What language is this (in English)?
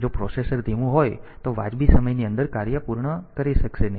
Gujarati